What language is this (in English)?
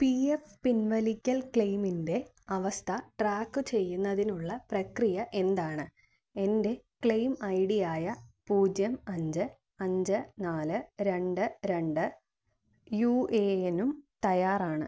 Malayalam